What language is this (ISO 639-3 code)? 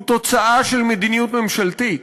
heb